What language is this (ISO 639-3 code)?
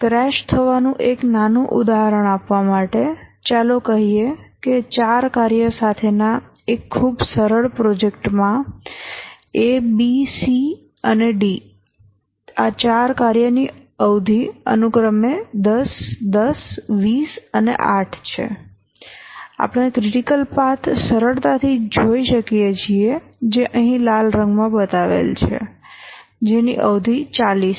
guj